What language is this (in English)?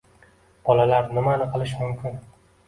Uzbek